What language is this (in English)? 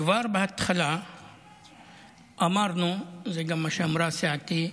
Hebrew